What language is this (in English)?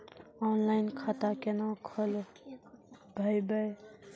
Maithili